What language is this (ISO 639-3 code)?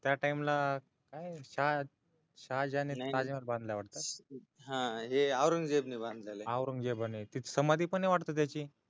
mar